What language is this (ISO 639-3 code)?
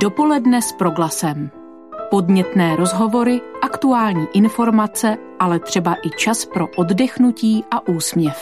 ces